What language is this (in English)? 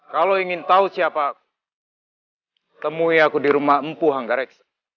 Indonesian